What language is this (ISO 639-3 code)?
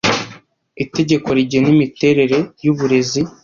kin